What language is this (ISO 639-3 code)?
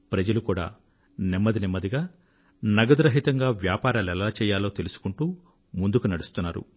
tel